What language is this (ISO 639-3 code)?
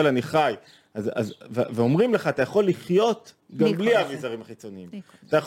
heb